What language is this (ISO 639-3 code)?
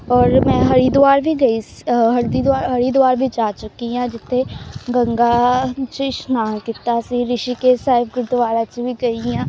pan